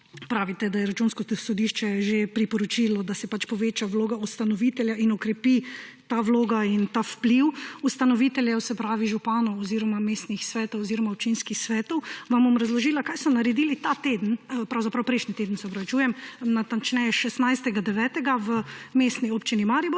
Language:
Slovenian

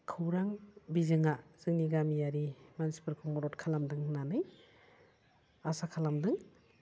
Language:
Bodo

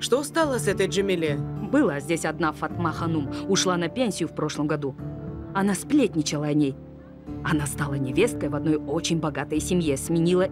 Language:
Russian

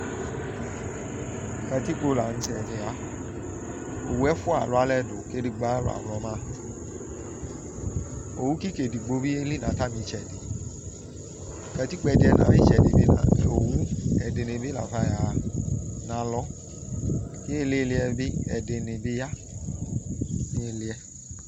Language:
Ikposo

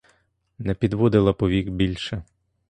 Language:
Ukrainian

